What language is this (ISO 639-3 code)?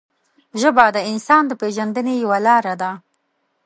pus